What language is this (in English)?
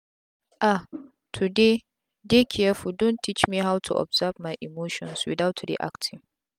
Nigerian Pidgin